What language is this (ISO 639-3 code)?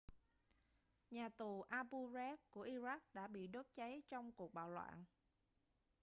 vie